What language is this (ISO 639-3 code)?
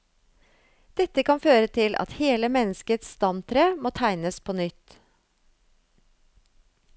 nor